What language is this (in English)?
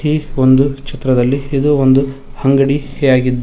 Kannada